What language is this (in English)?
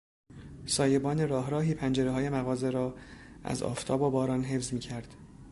Persian